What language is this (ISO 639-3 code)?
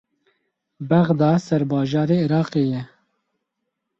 kur